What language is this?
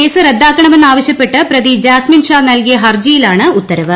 Malayalam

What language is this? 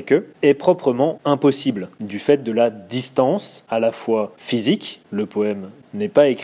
French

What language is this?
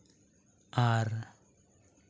Santali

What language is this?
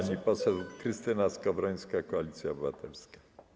Polish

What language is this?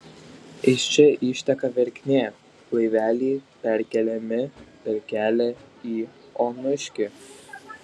Lithuanian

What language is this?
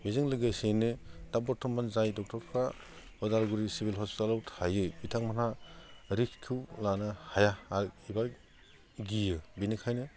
Bodo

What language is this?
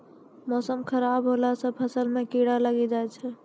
Maithili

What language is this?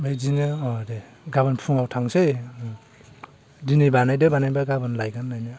Bodo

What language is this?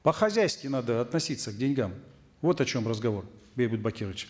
Kazakh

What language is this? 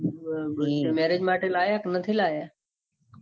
Gujarati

